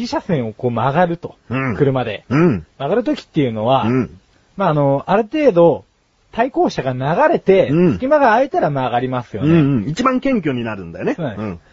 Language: Japanese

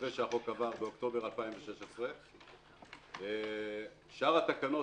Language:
Hebrew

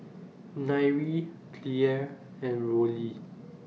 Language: English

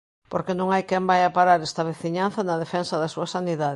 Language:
Galician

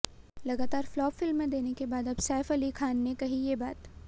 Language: Hindi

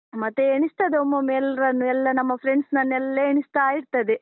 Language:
Kannada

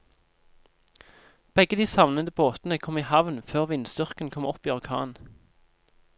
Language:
Norwegian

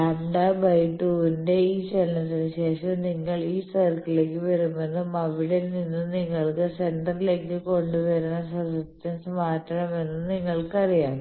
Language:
Malayalam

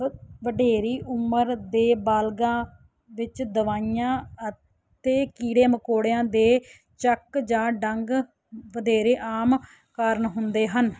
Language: Punjabi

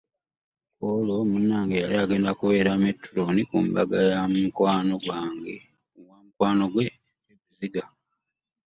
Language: Ganda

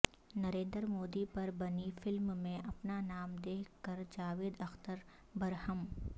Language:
Urdu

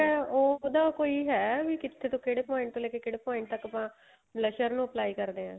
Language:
Punjabi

